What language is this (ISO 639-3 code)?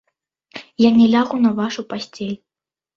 bel